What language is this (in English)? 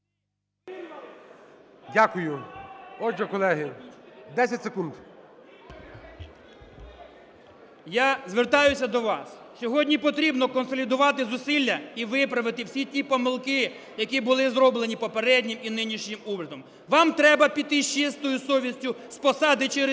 Ukrainian